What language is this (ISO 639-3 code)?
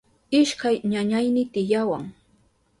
qup